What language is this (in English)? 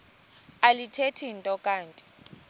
Xhosa